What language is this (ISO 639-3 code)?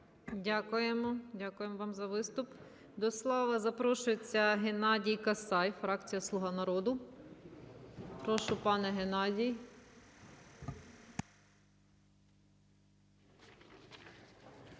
ukr